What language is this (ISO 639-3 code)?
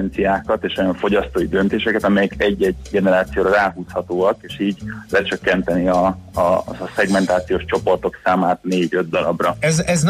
hun